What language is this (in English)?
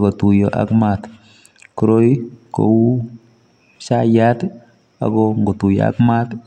Kalenjin